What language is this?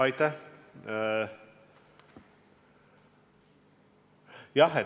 Estonian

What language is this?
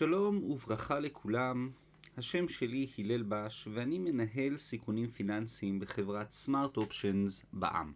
Hebrew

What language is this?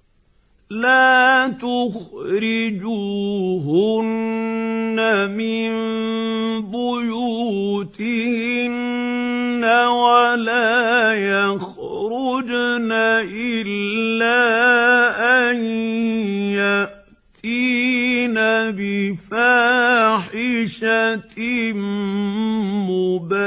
Arabic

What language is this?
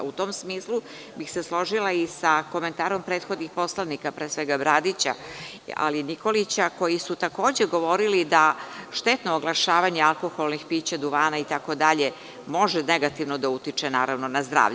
Serbian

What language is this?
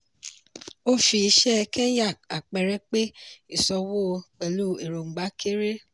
Yoruba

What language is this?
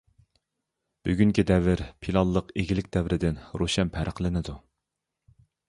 Uyghur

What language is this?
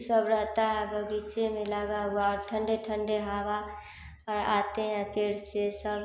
Hindi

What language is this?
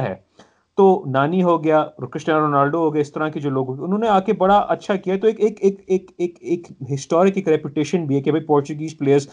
Urdu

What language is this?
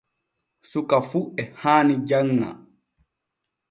Borgu Fulfulde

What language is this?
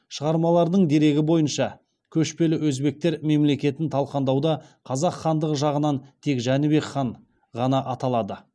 Kazakh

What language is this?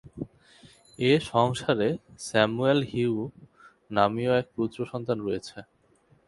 Bangla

